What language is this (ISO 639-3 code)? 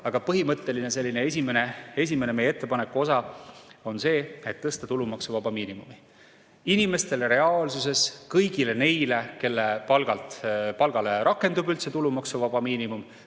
est